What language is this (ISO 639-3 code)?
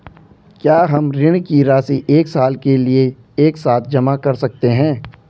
hin